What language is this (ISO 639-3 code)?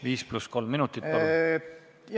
est